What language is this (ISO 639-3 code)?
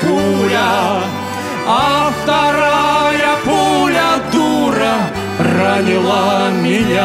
rus